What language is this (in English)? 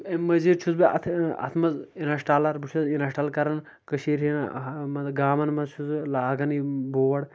Kashmiri